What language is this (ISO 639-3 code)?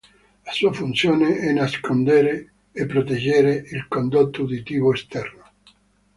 ita